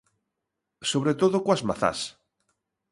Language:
Galician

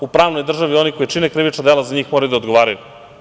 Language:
Serbian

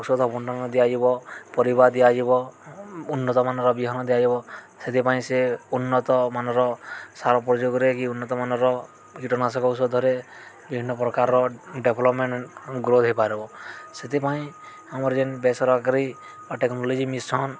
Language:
Odia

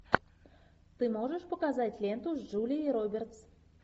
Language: Russian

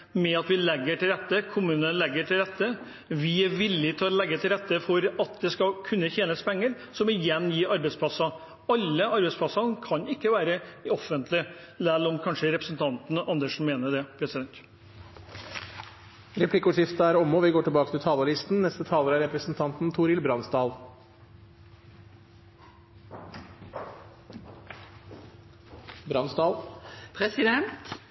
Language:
Norwegian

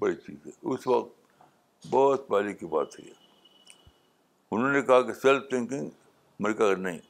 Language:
Urdu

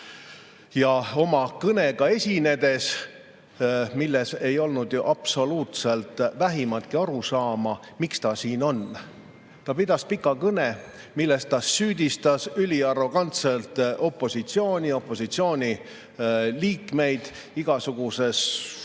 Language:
Estonian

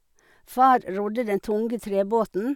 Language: Norwegian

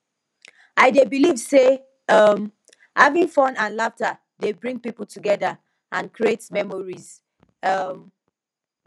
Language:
Nigerian Pidgin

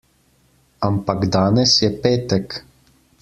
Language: Slovenian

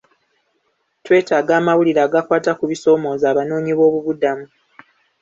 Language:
Ganda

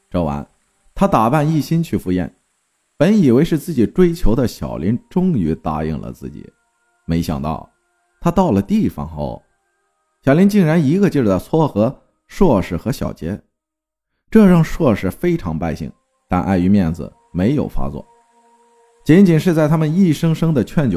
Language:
Chinese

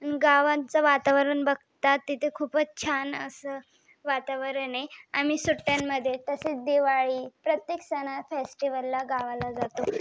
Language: Marathi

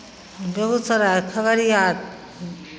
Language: Maithili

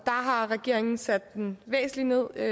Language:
Danish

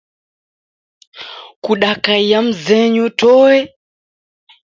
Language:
Taita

